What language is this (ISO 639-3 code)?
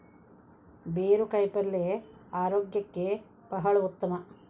kan